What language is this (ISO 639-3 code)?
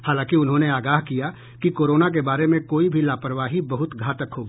hin